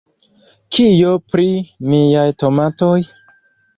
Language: Esperanto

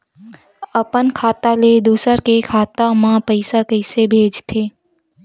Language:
Chhattisgarhi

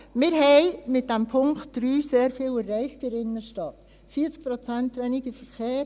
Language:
Swiss German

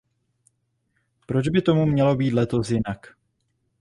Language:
Czech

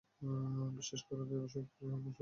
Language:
Bangla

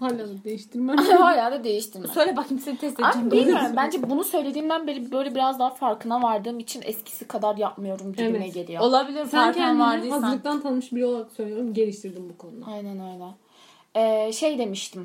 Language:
Turkish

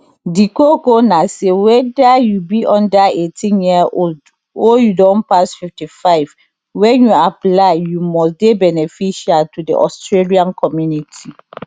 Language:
Nigerian Pidgin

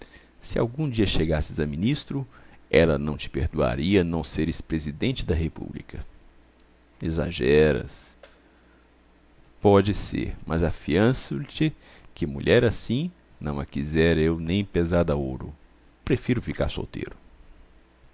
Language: Portuguese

